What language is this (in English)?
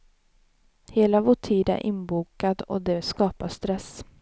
Swedish